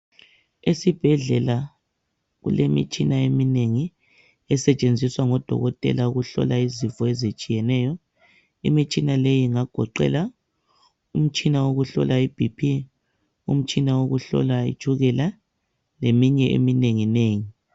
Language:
North Ndebele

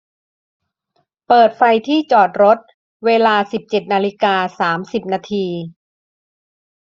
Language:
Thai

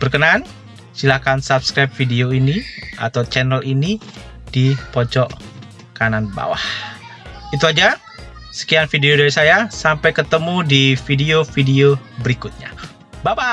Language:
Indonesian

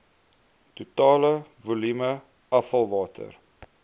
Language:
Afrikaans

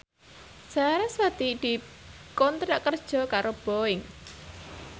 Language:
Javanese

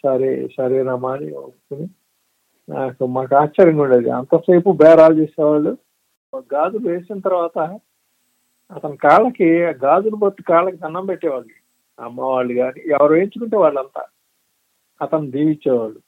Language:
Telugu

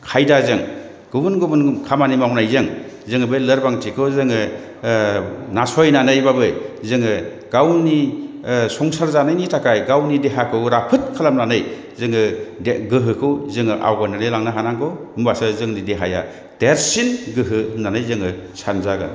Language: Bodo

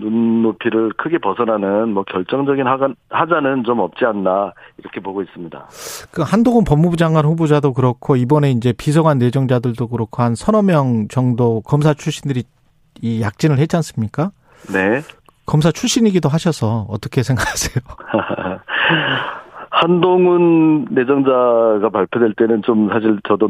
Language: Korean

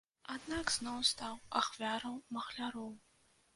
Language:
Belarusian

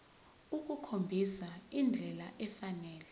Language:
Zulu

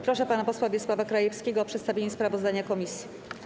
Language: Polish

